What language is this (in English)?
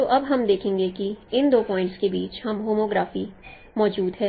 Hindi